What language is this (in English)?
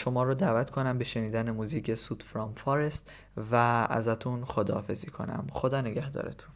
Persian